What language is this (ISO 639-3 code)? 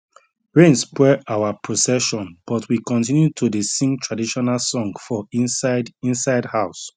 pcm